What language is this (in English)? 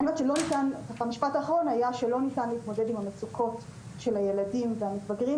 Hebrew